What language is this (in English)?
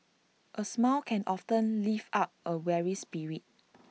English